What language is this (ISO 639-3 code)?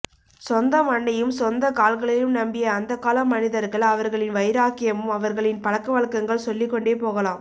tam